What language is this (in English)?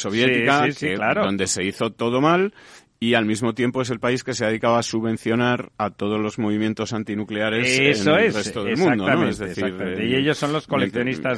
Spanish